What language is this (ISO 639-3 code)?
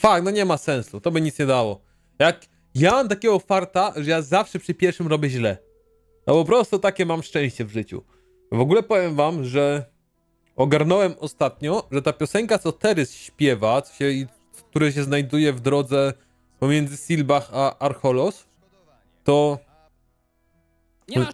pol